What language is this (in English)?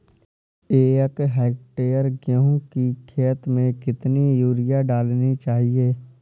Hindi